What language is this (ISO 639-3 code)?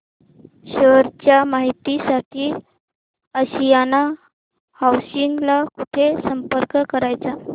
mar